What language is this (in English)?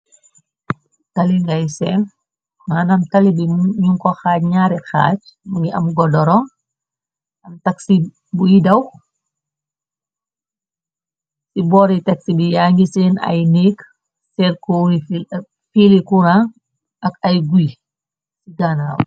Wolof